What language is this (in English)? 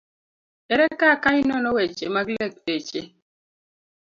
Luo (Kenya and Tanzania)